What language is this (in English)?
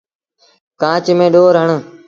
Sindhi Bhil